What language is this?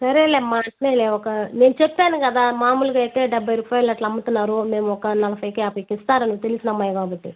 Telugu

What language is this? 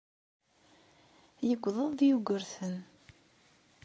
Kabyle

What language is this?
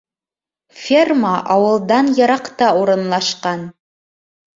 Bashkir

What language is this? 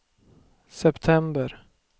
Swedish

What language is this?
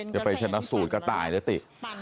Thai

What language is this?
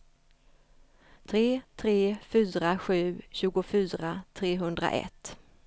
Swedish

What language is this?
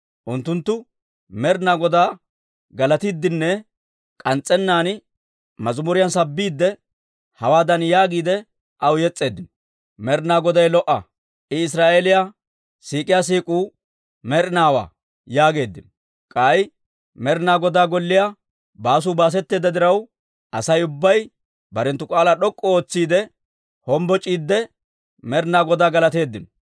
Dawro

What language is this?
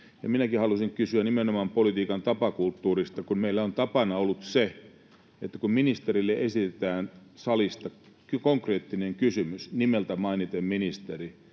Finnish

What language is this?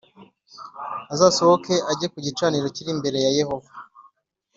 Kinyarwanda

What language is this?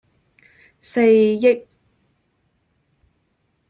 Cantonese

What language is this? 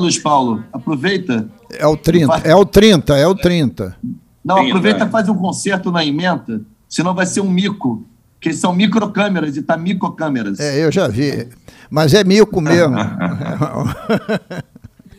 Portuguese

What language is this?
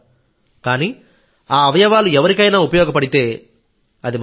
Telugu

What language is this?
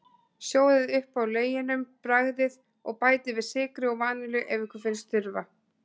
Icelandic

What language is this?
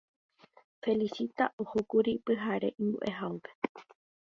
Guarani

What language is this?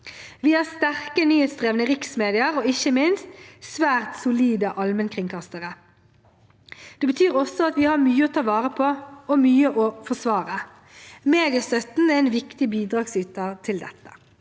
Norwegian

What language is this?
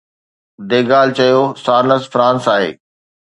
Sindhi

